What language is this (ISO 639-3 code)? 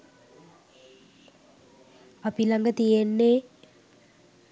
sin